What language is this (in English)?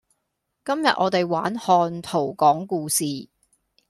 Cantonese